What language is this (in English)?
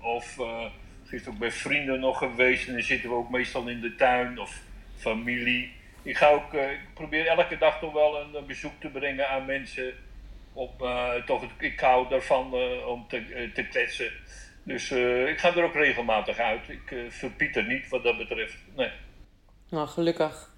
Dutch